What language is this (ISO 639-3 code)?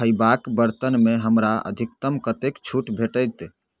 mai